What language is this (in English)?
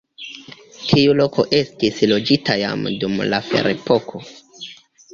Esperanto